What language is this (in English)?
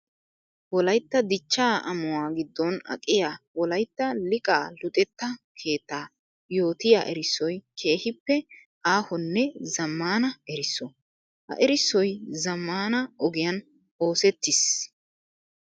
Wolaytta